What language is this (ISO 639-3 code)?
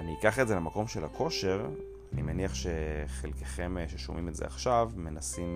heb